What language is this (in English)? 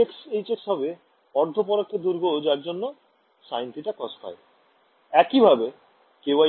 Bangla